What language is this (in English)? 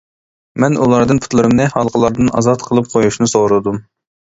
Uyghur